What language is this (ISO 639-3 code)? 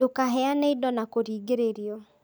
kik